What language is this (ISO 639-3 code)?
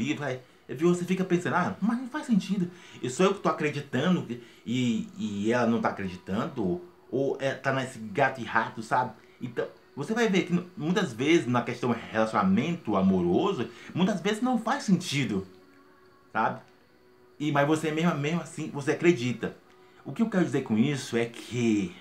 por